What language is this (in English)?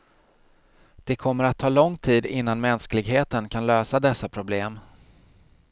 Swedish